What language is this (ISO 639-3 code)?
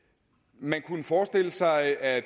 dan